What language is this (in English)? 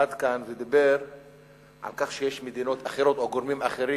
Hebrew